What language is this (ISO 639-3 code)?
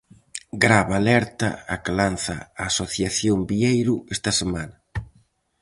glg